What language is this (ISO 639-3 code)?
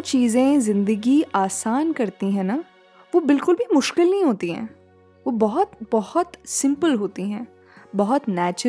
hin